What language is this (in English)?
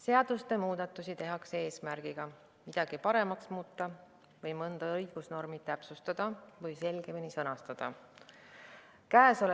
Estonian